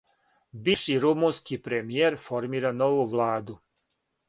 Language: Serbian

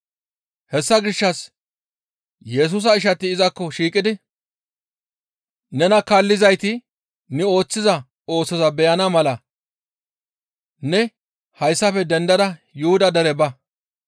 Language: Gamo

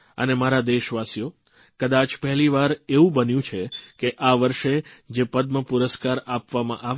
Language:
Gujarati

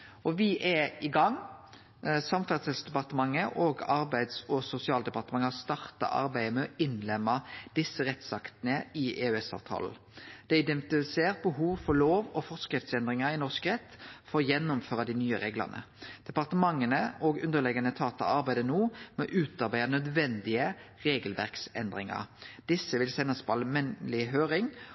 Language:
Norwegian Nynorsk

